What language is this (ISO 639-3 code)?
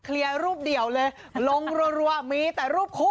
tha